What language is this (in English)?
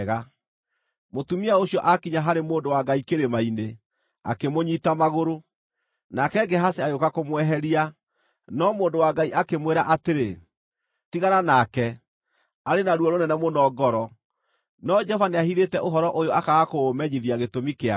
Kikuyu